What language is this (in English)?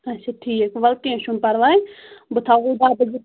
Kashmiri